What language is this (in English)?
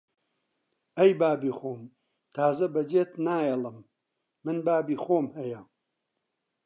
Central Kurdish